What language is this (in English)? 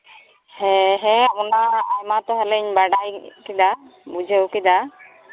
Santali